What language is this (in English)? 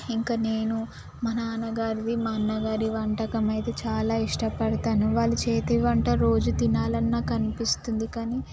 Telugu